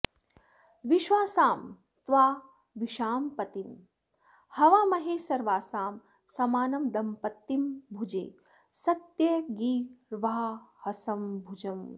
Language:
Sanskrit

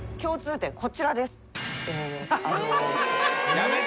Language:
Japanese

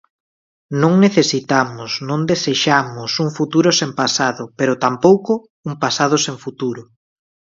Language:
Galician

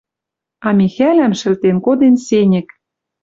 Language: Western Mari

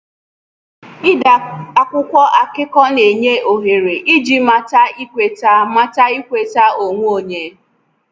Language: Igbo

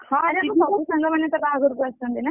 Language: Odia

